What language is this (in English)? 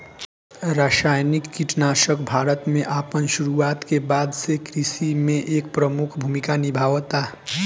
Bhojpuri